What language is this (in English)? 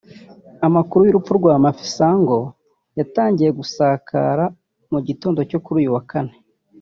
Kinyarwanda